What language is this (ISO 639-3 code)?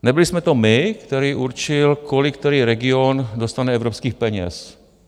ces